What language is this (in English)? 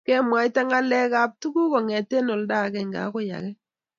Kalenjin